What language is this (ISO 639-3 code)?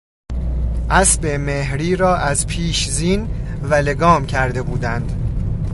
fas